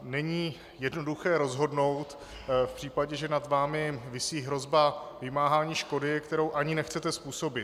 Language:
Czech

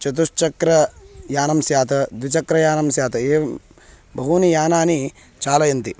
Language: Sanskrit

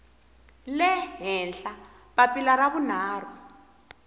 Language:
Tsonga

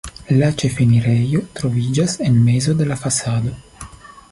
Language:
Esperanto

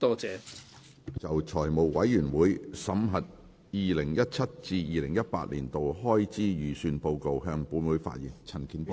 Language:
Cantonese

